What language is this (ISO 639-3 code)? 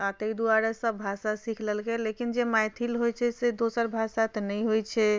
mai